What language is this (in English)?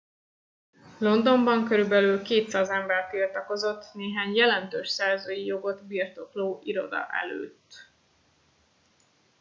Hungarian